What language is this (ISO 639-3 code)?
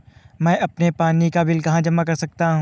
hin